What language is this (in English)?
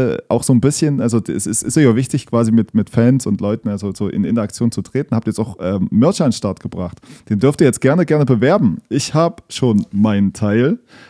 German